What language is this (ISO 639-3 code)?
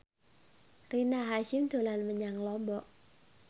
jav